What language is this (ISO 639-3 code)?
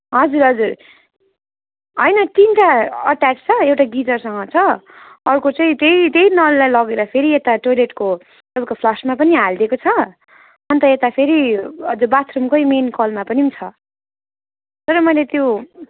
nep